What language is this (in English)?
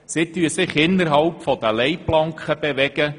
Swiss German